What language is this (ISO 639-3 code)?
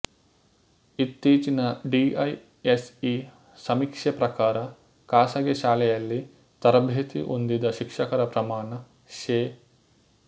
kan